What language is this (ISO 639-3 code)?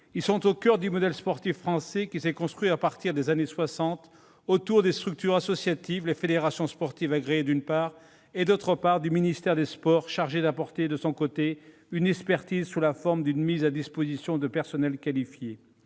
fra